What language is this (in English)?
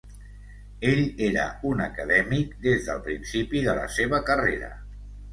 Catalan